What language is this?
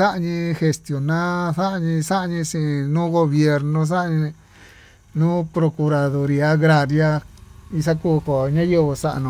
Tututepec Mixtec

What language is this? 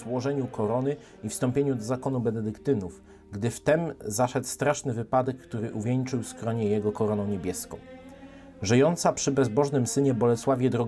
Polish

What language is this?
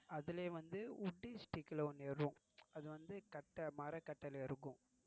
Tamil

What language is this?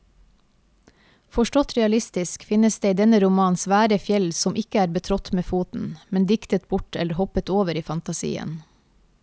Norwegian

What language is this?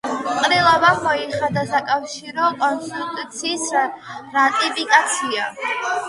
Georgian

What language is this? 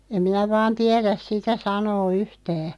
Finnish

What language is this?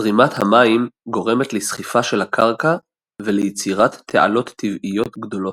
Hebrew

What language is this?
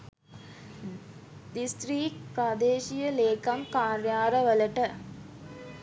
Sinhala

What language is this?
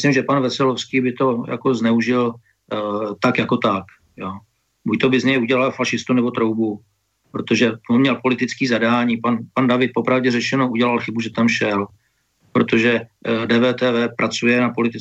Czech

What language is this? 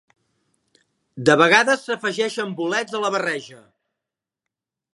Catalan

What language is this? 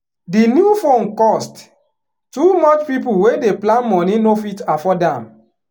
Nigerian Pidgin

